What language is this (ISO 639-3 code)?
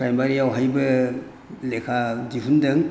brx